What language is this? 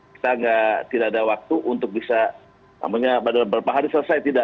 Indonesian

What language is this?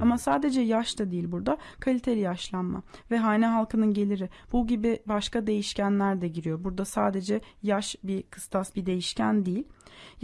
Turkish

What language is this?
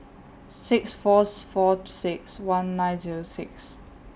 English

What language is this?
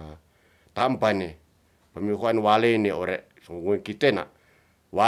Ratahan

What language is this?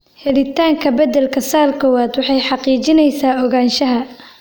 Somali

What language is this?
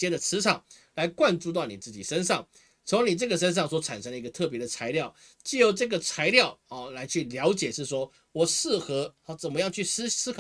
Chinese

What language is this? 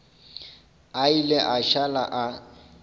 Northern Sotho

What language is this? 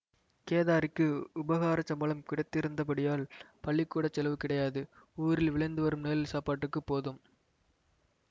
Tamil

